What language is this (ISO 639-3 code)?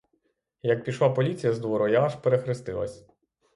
ukr